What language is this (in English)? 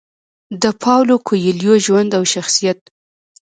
Pashto